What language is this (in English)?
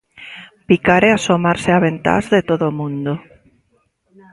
Galician